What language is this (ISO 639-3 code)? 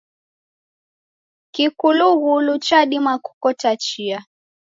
dav